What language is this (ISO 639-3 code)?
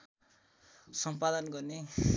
nep